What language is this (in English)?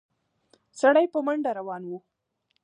Pashto